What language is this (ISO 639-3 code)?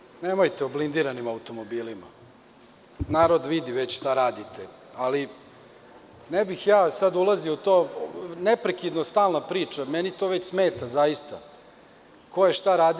srp